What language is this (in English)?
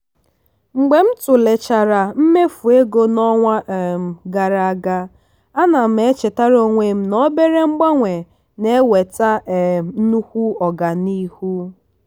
Igbo